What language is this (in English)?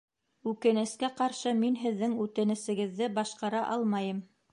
Bashkir